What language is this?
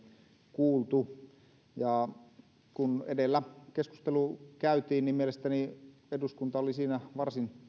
Finnish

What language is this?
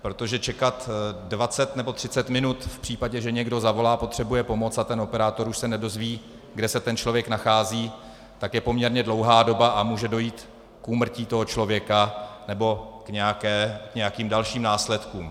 Czech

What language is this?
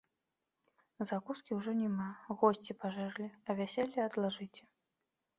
Belarusian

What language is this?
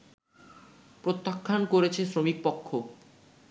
Bangla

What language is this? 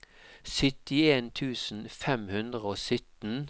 Norwegian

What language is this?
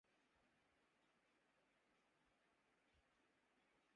Urdu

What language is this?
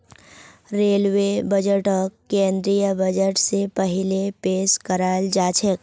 Magahi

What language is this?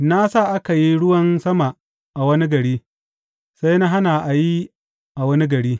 Hausa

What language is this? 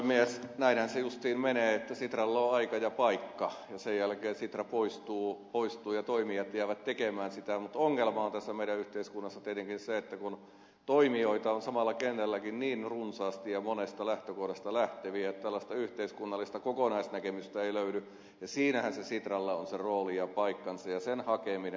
Finnish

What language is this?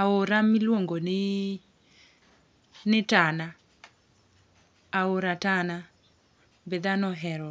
Luo (Kenya and Tanzania)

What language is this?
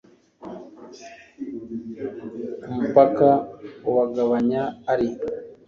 Kinyarwanda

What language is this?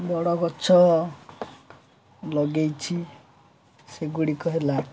Odia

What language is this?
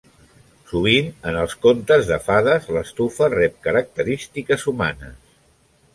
Catalan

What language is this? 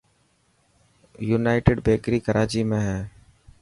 Dhatki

